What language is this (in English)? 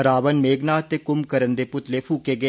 Dogri